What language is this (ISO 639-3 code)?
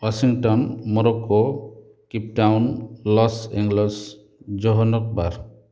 ori